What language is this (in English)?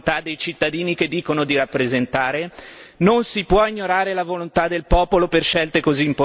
Italian